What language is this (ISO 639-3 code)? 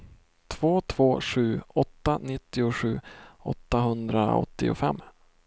swe